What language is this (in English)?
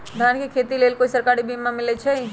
Magahi